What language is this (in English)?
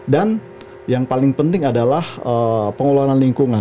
Indonesian